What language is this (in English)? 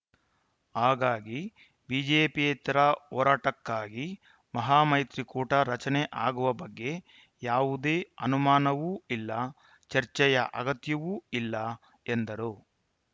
Kannada